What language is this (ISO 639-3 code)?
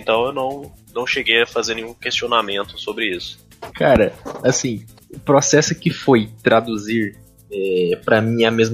por